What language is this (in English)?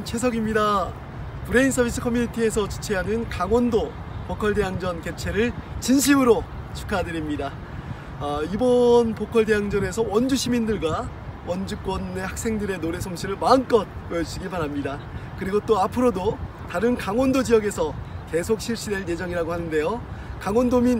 Korean